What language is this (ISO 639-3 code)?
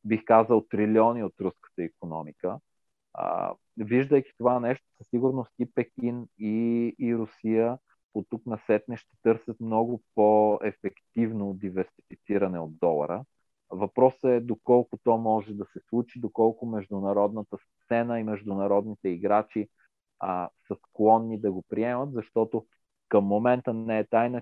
bul